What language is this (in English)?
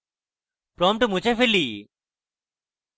Bangla